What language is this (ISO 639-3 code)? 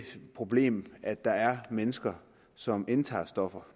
dan